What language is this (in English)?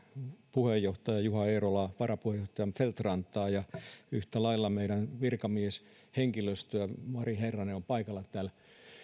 Finnish